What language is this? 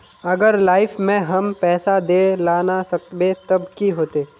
Magahi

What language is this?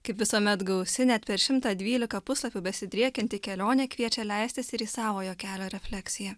Lithuanian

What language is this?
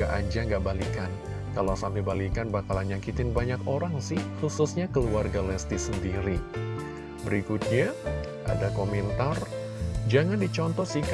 Indonesian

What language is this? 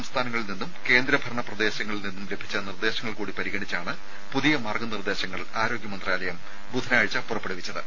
Malayalam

